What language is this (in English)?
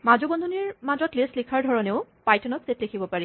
Assamese